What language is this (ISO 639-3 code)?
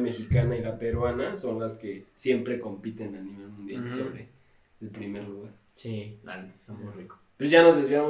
spa